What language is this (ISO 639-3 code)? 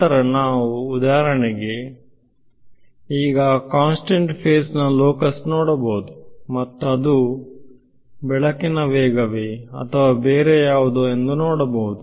kan